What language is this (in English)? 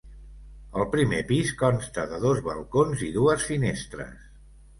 Catalan